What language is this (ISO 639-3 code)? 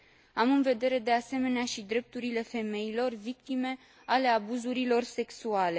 ron